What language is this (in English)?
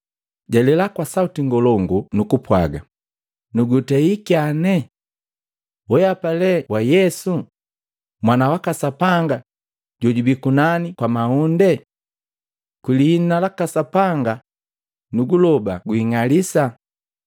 Matengo